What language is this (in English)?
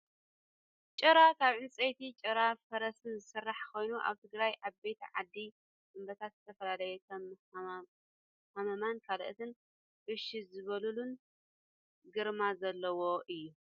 Tigrinya